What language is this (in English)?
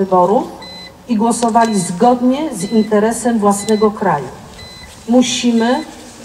Polish